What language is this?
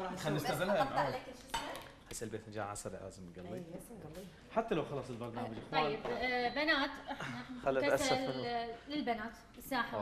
Arabic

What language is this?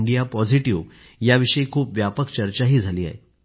Marathi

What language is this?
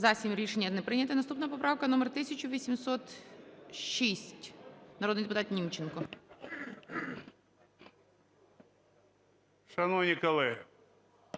Ukrainian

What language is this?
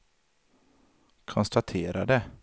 Swedish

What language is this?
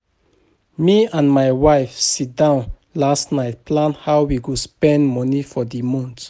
Nigerian Pidgin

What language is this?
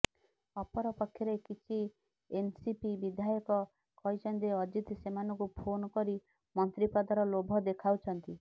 Odia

